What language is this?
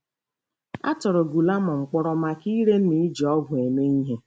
Igbo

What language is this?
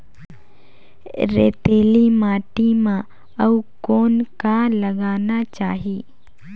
Chhattisgarhi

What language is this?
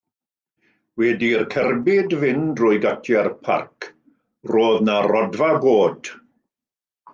Welsh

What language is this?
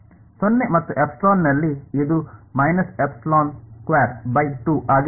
Kannada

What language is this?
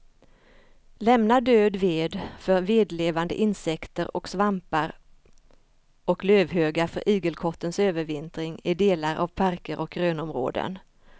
Swedish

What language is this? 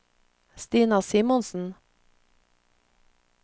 Norwegian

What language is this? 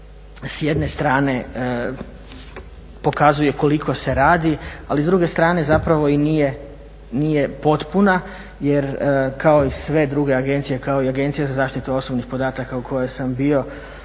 Croatian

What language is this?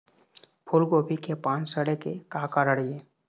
Chhattisgarhi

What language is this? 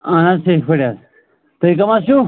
Kashmiri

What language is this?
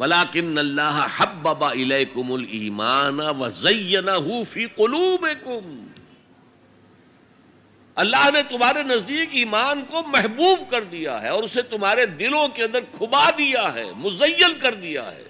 Urdu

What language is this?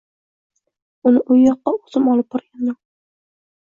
Uzbek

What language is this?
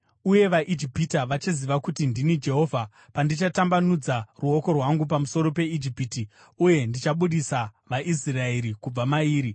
Shona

